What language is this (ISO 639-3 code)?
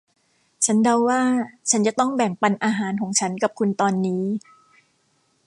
tha